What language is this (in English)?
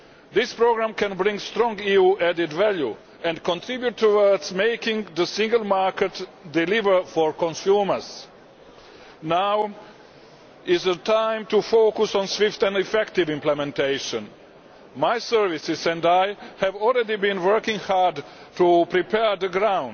English